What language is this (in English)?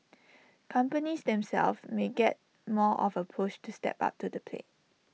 English